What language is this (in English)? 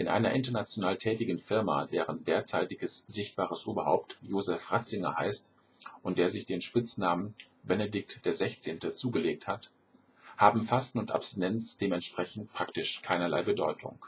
German